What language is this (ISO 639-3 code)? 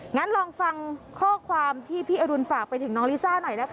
tha